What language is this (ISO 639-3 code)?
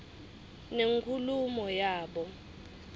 ssw